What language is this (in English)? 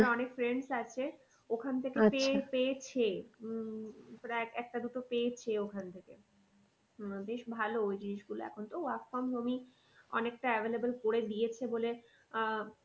Bangla